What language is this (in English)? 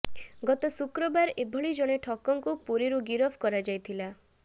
Odia